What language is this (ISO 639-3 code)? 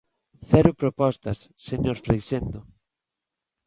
glg